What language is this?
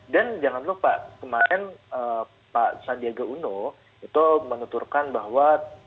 Indonesian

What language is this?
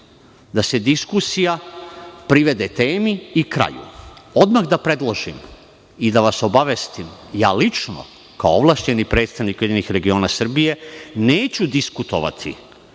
Serbian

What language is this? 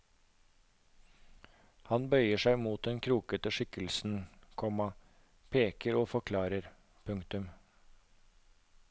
Norwegian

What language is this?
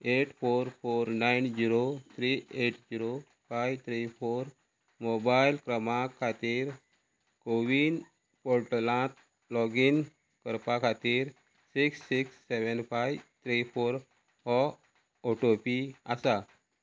Konkani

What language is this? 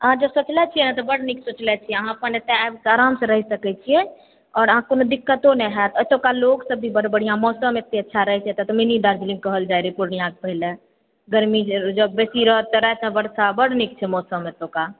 Maithili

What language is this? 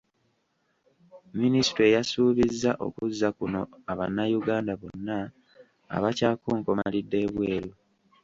Ganda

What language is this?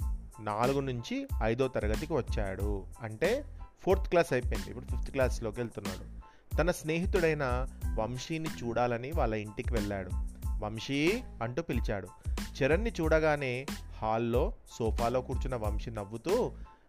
Telugu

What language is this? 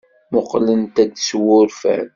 Kabyle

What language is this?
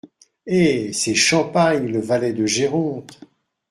French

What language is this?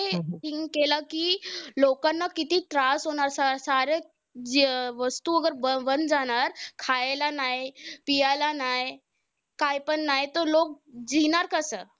Marathi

